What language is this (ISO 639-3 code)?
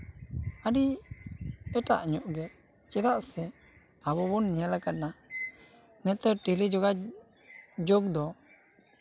sat